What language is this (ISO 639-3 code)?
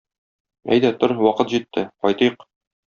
tat